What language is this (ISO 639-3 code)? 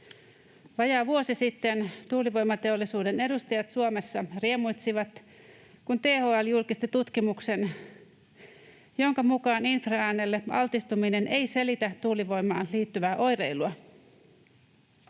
fin